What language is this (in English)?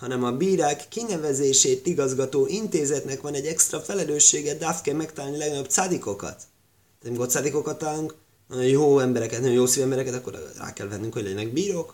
Hungarian